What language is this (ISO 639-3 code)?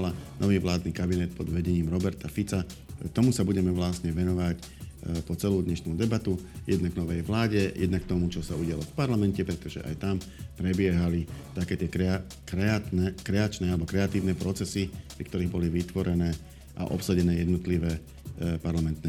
slk